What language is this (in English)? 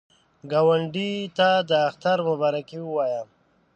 Pashto